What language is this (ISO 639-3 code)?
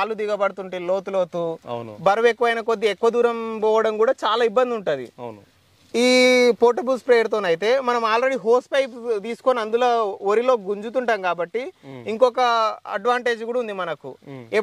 tel